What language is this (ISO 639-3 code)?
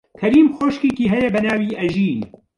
ckb